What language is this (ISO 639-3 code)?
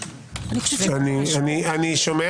heb